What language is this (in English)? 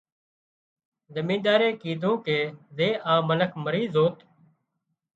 Wadiyara Koli